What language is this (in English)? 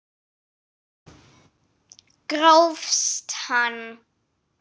Icelandic